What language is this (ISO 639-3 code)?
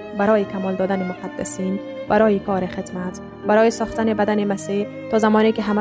fas